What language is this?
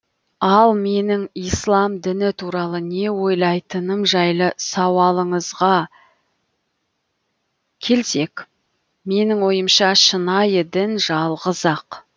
Kazakh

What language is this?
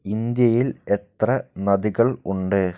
Malayalam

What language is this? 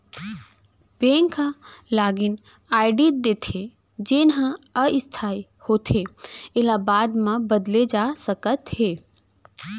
Chhattisgarhi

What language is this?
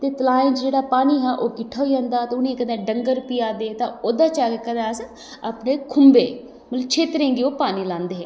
Dogri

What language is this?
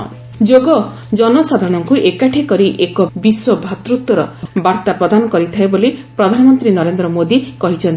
Odia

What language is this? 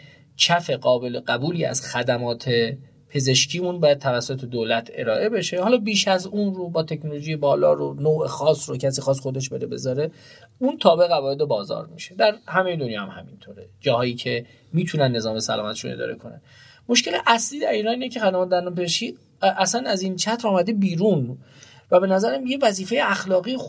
Persian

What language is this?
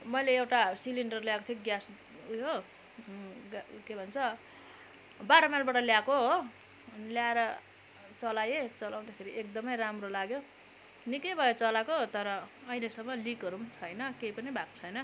Nepali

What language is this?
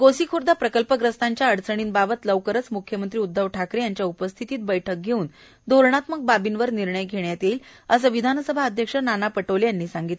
Marathi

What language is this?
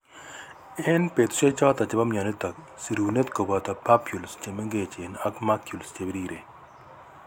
Kalenjin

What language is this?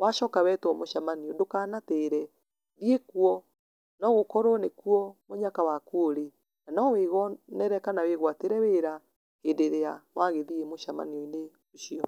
Kikuyu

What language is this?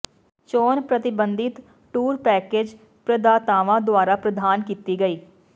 Punjabi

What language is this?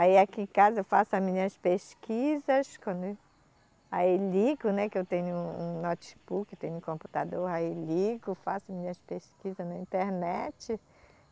Portuguese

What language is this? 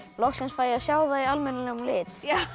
Icelandic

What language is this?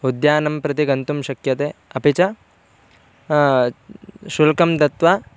Sanskrit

